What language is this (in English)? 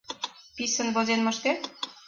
Mari